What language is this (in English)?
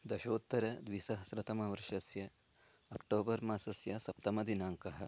Sanskrit